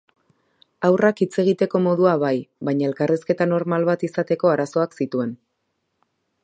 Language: Basque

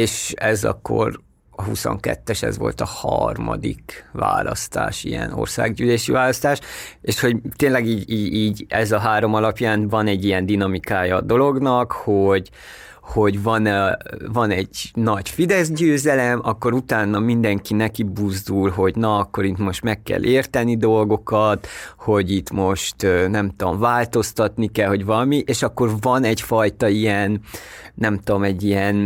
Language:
Hungarian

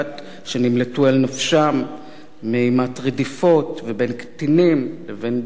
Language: Hebrew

